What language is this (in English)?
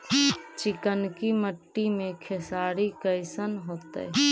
Magahi